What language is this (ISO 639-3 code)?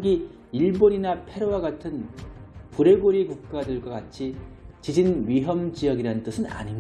kor